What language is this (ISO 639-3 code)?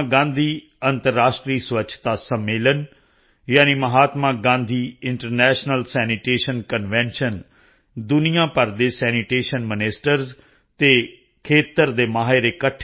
pan